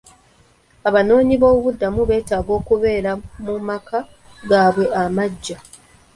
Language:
Ganda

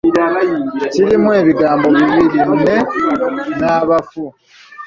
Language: Ganda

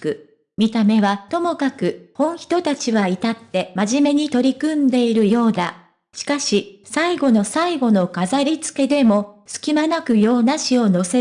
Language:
Japanese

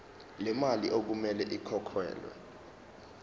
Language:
Zulu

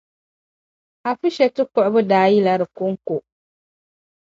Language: Dagbani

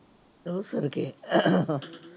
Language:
Punjabi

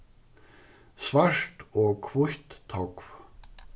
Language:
Faroese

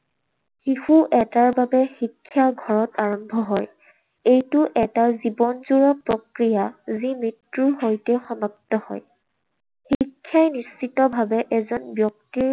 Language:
Assamese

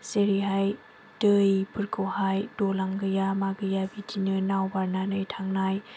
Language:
Bodo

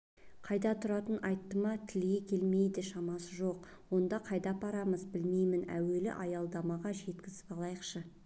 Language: Kazakh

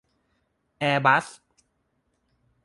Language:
Thai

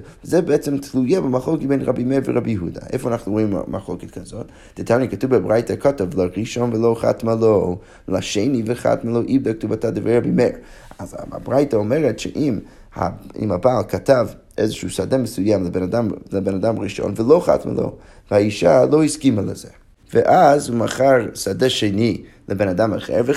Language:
Hebrew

